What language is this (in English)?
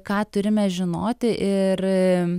Lithuanian